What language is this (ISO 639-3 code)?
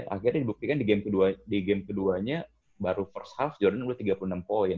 ind